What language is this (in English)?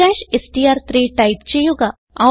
Malayalam